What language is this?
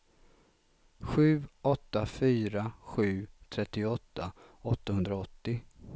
Swedish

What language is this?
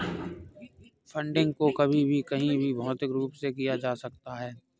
Hindi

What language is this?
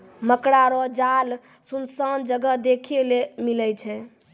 Maithili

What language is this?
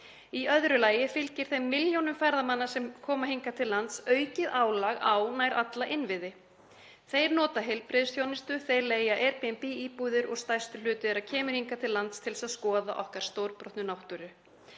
Icelandic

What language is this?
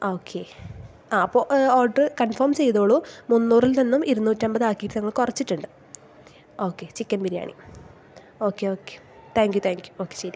Malayalam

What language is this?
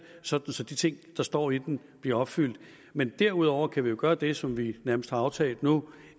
Danish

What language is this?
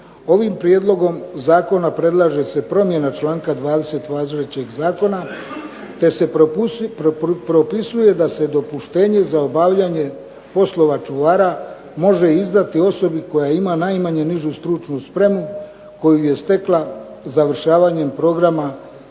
Croatian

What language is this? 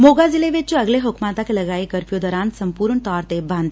Punjabi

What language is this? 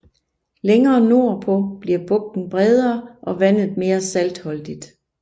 Danish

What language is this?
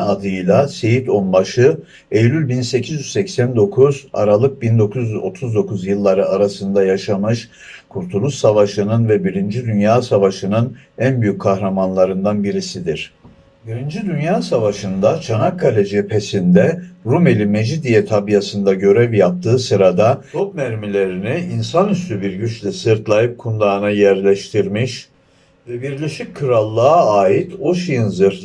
Turkish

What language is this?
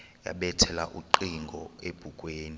Xhosa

